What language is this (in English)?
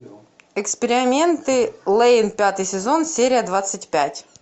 Russian